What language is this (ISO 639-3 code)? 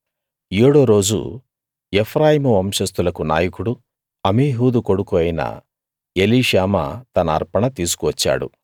tel